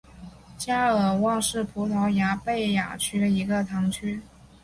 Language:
Chinese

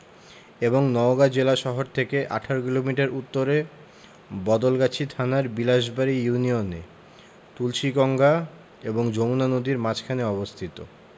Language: Bangla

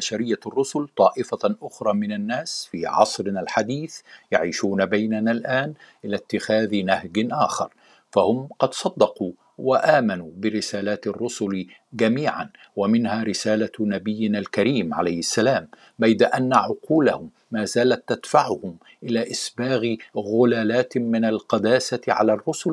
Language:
Arabic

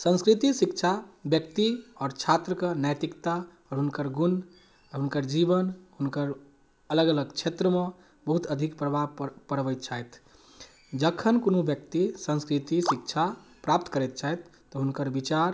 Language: Maithili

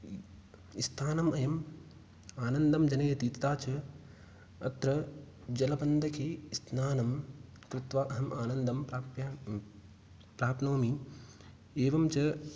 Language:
Sanskrit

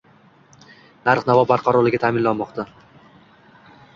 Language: Uzbek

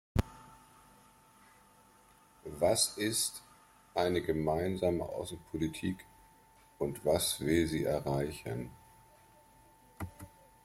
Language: German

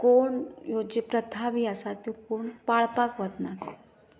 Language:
Konkani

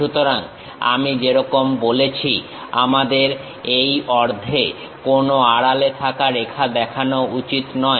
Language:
Bangla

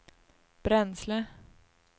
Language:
Swedish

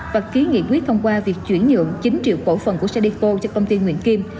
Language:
Vietnamese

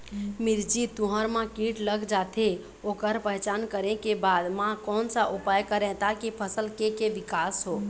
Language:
Chhattisgarhi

